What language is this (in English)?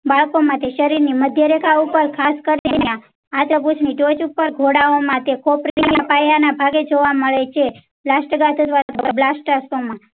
Gujarati